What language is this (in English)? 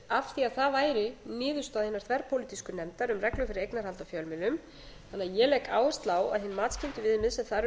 Icelandic